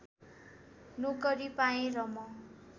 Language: Nepali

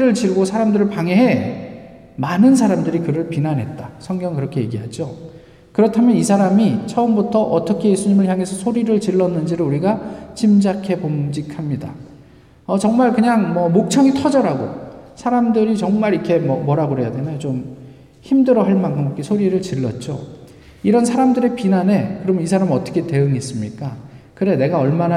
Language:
Korean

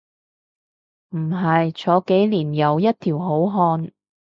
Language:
Cantonese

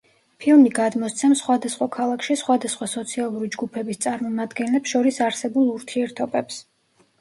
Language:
Georgian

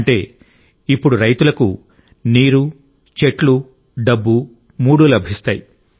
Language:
Telugu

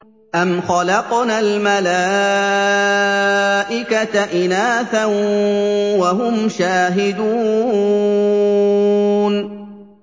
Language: Arabic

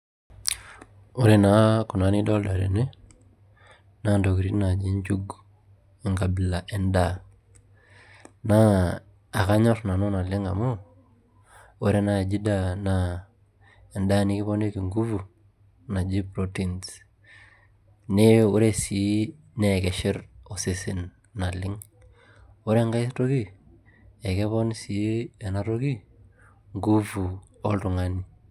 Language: Masai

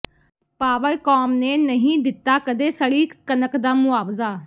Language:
Punjabi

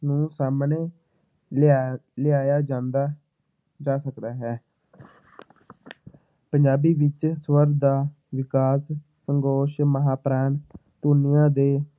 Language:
Punjabi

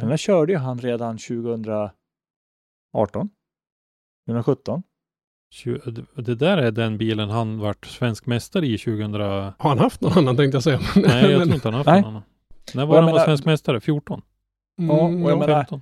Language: Swedish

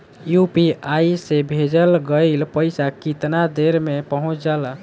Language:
Bhojpuri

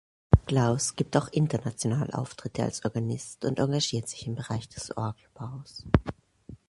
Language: German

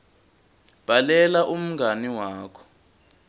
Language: Swati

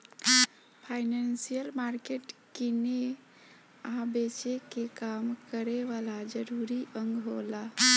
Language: Bhojpuri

